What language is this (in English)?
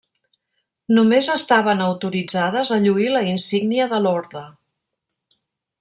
Catalan